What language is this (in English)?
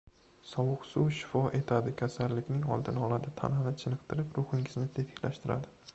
Uzbek